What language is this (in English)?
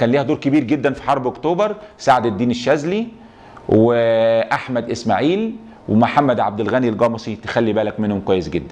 Arabic